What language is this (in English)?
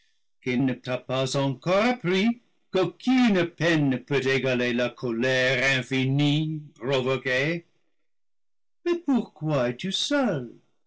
French